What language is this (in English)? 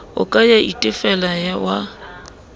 Southern Sotho